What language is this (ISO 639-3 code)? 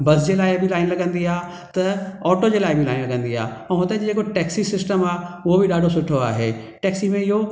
snd